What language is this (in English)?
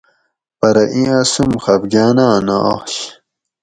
Gawri